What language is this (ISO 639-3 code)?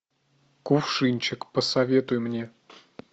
rus